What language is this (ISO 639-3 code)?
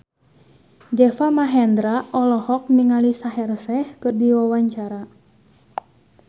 sun